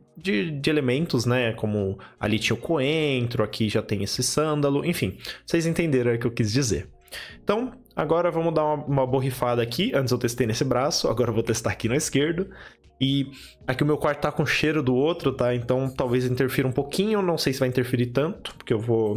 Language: Portuguese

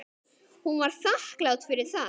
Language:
Icelandic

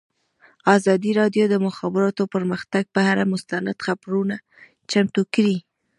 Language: Pashto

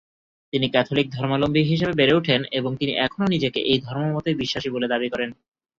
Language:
Bangla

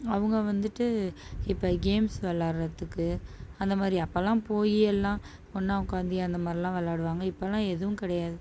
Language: Tamil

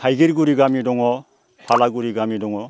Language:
Bodo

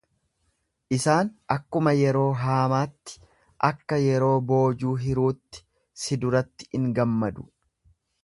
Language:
Oromo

